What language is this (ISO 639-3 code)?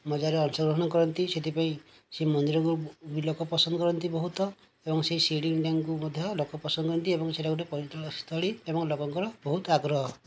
ori